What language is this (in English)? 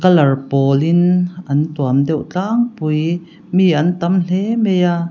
Mizo